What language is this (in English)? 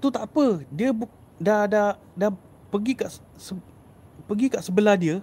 Malay